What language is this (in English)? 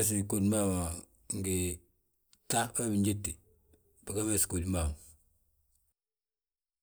Balanta-Ganja